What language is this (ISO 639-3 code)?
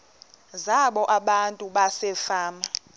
xho